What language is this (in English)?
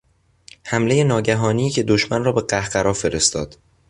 Persian